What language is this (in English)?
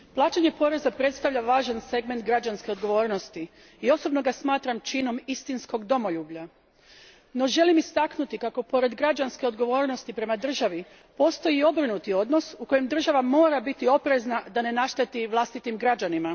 Croatian